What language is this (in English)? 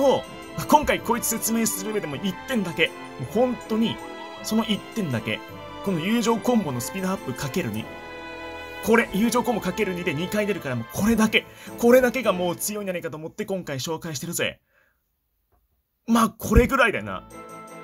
Japanese